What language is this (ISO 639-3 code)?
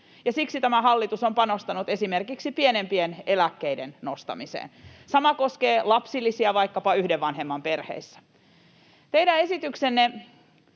fin